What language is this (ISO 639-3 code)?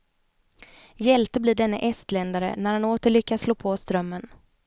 swe